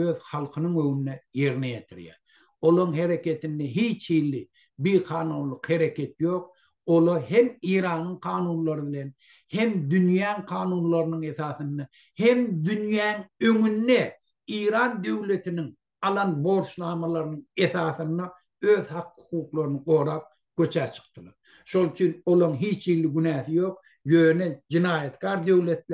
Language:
Turkish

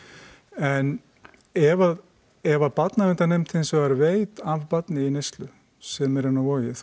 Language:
Icelandic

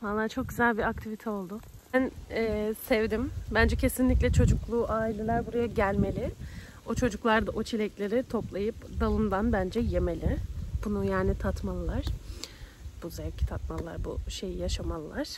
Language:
Turkish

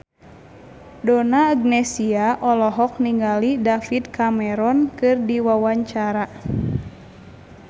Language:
Sundanese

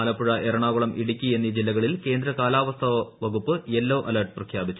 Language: Malayalam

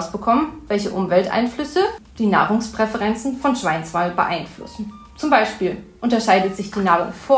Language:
German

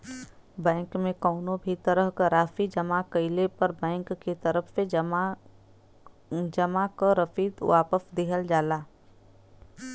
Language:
Bhojpuri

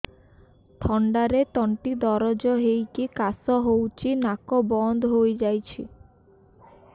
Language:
Odia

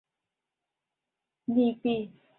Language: Chinese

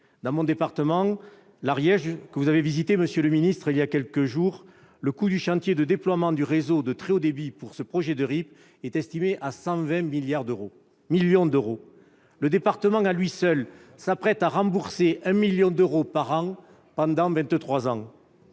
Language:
French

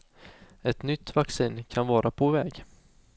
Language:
Swedish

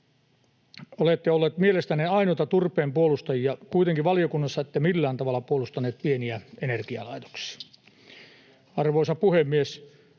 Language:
Finnish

